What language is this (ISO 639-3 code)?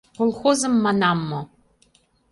chm